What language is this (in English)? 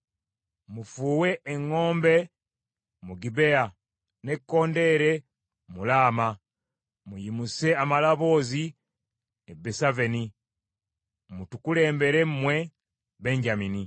Ganda